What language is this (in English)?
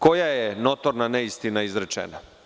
Serbian